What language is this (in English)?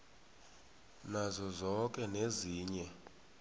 South Ndebele